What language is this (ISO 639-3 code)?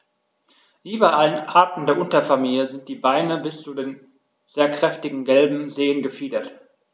deu